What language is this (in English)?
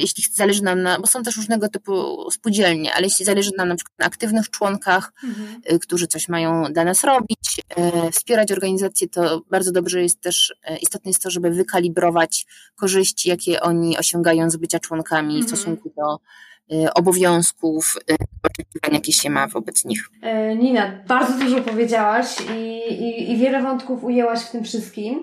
Polish